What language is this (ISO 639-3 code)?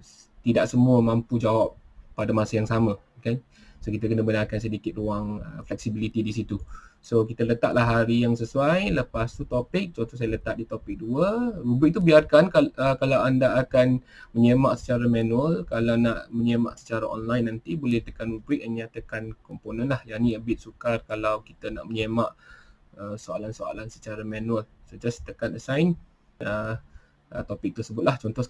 msa